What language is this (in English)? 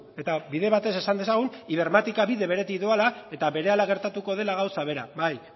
Basque